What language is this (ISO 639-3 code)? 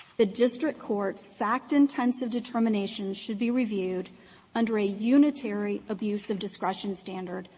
eng